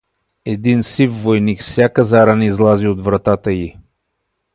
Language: Bulgarian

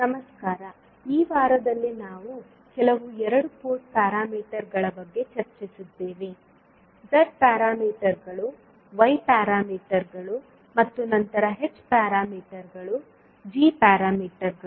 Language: Kannada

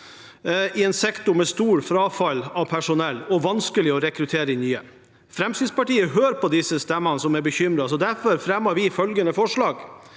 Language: Norwegian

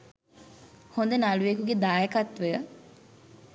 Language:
Sinhala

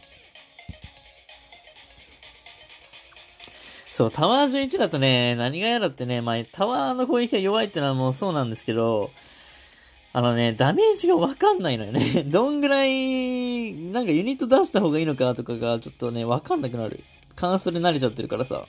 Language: Japanese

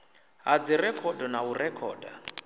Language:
Venda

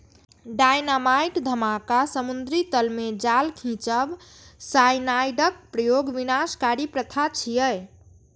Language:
Maithili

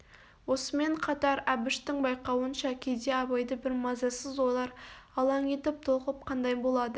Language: Kazakh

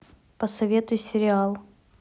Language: Russian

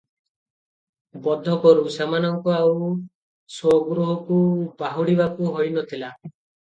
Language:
Odia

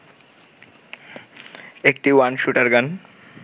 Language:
Bangla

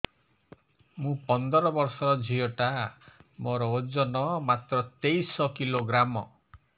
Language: Odia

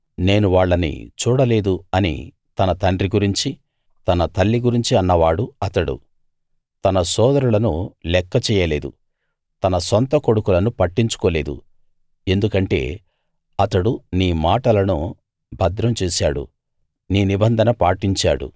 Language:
Telugu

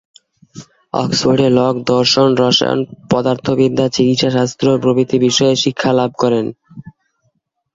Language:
Bangla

